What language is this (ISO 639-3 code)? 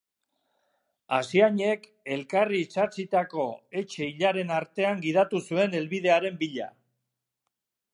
eus